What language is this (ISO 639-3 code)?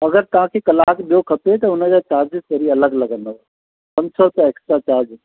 snd